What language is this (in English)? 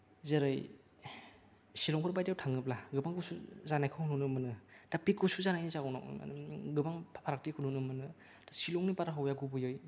Bodo